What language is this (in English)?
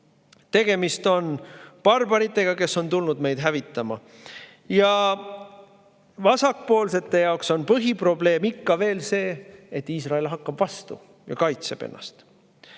Estonian